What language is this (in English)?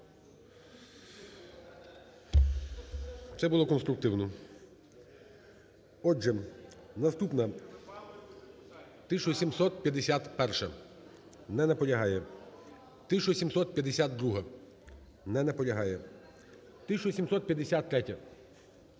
Ukrainian